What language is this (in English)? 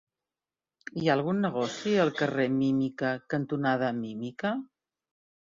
Catalan